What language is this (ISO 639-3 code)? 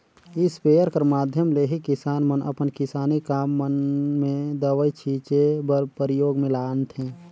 hne